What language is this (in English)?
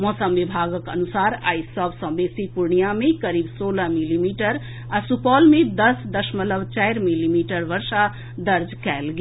Maithili